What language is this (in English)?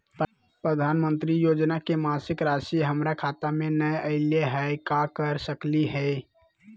Magahi